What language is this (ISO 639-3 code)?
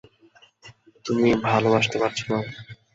ben